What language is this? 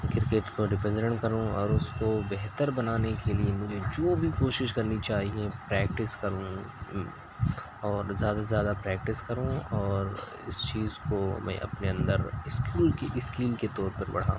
Urdu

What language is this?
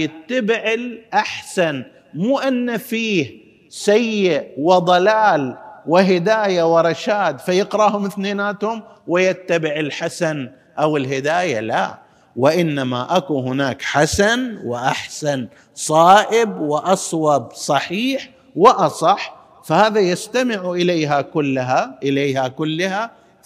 Arabic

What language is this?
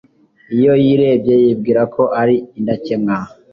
Kinyarwanda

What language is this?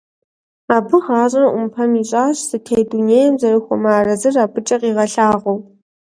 Kabardian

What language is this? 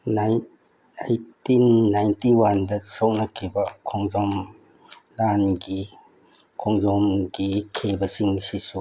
Manipuri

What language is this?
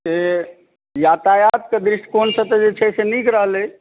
Maithili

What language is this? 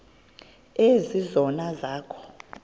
Xhosa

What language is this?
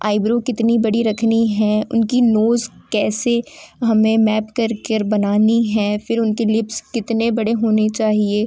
Hindi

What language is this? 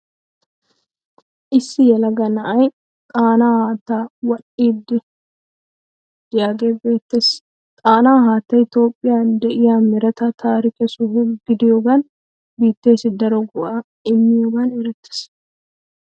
Wolaytta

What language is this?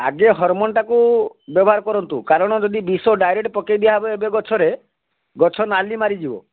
Odia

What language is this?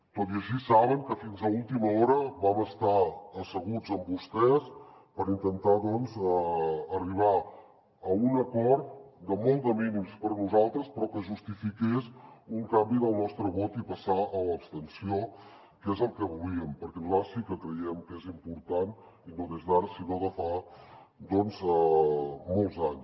Catalan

